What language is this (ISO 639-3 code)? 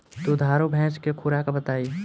bho